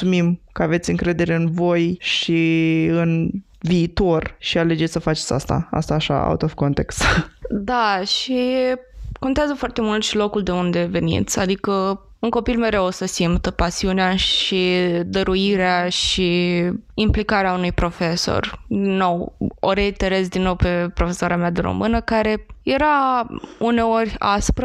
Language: Romanian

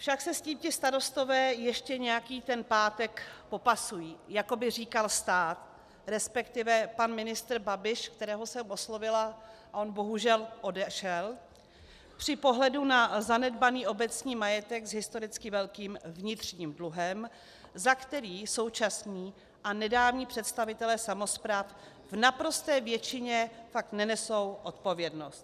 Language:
Czech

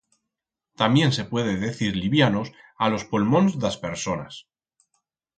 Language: Aragonese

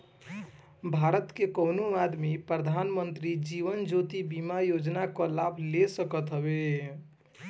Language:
Bhojpuri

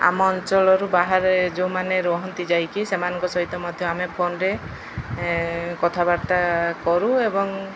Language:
Odia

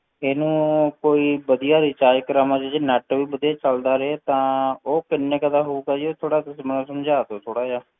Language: Punjabi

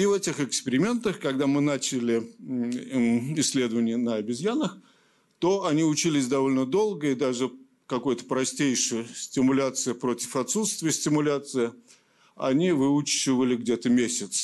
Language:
Russian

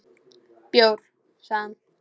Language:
Icelandic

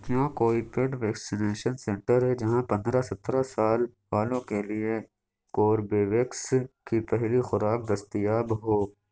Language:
Urdu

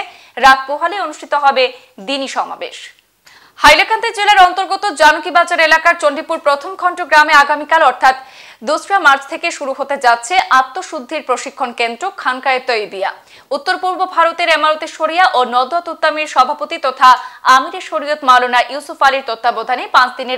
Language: Bangla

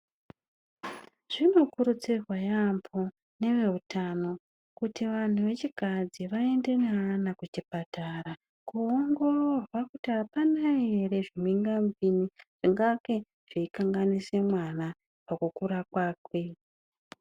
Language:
Ndau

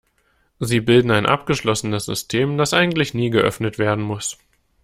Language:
German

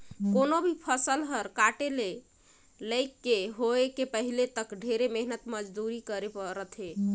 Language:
Chhattisgarhi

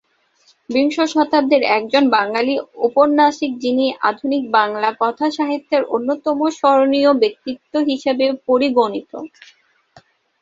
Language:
Bangla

